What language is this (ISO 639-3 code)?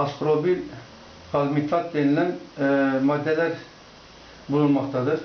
tur